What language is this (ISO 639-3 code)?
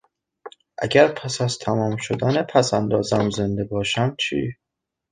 fas